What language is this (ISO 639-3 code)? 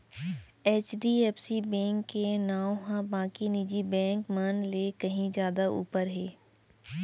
hne